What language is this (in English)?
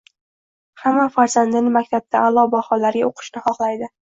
Uzbek